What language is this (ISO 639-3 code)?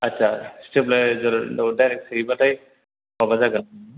brx